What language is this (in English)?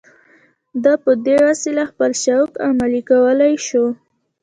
Pashto